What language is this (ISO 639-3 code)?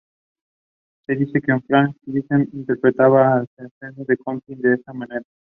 spa